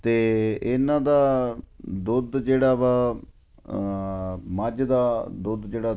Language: Punjabi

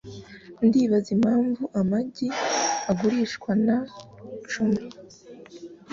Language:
Kinyarwanda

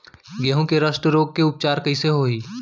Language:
Chhattisgarhi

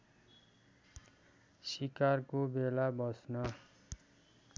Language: Nepali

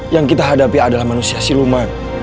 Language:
Indonesian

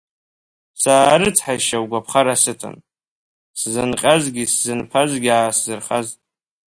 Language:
Abkhazian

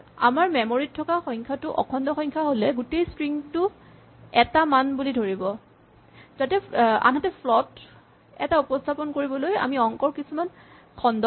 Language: Assamese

